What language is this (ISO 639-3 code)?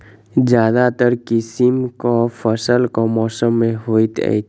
mai